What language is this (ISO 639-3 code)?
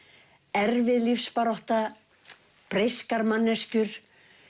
isl